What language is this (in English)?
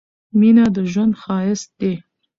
Pashto